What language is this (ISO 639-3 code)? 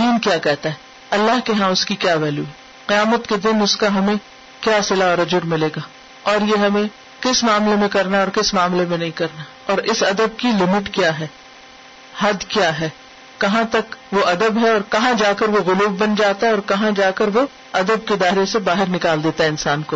urd